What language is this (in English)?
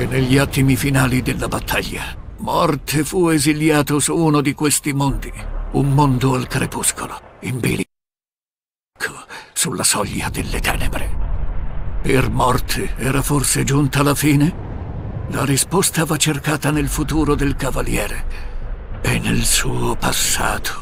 Italian